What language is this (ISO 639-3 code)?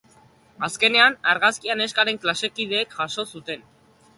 eus